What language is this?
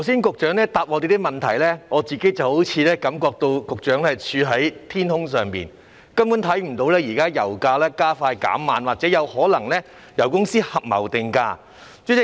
Cantonese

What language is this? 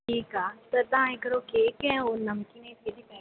Sindhi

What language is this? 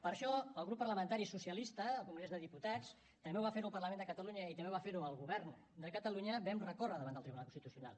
Catalan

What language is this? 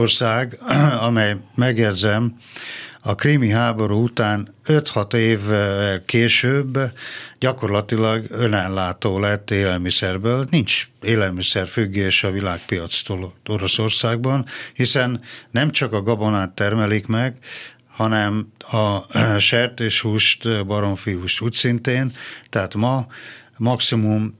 Hungarian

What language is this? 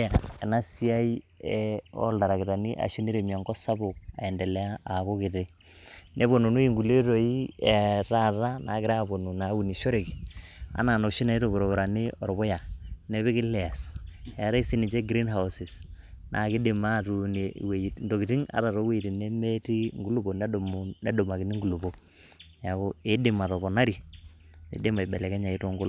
Masai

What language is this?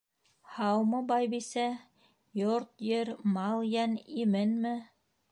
Bashkir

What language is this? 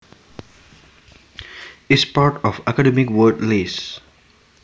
Javanese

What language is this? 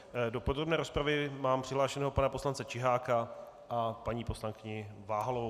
Czech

